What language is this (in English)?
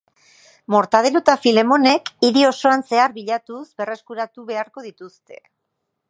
Basque